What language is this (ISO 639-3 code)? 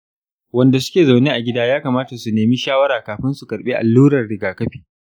hau